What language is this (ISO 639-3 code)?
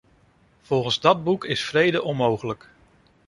nld